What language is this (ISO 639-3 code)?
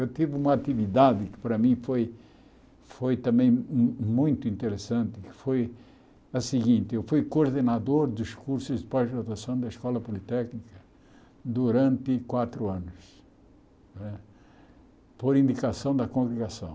por